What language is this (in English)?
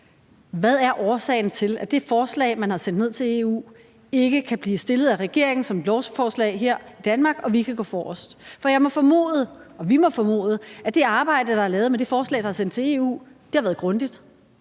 Danish